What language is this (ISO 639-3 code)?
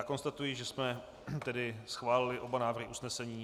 ces